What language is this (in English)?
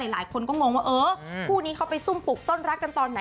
Thai